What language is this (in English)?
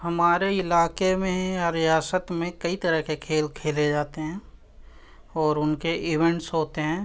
Urdu